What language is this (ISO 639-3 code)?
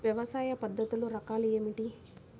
tel